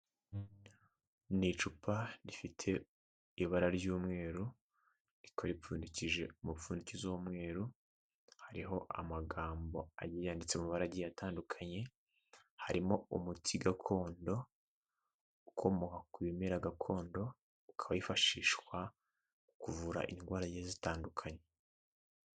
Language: Kinyarwanda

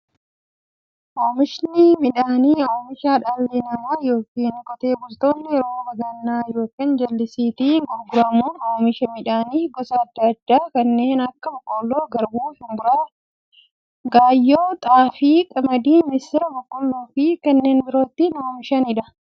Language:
Oromo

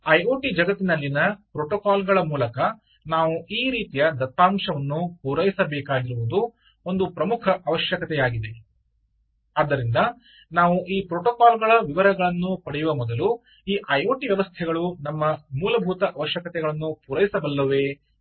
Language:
Kannada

